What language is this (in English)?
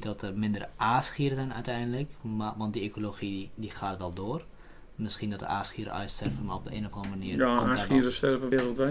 Dutch